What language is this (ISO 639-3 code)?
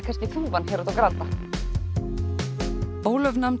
isl